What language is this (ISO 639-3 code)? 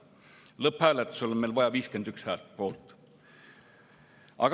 est